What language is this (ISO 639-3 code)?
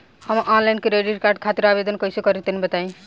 bho